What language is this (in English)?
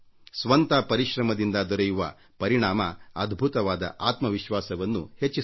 Kannada